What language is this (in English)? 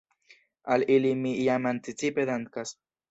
Esperanto